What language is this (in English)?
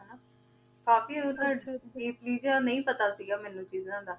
Punjabi